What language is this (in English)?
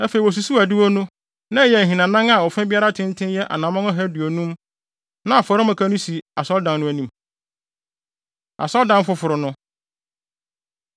Akan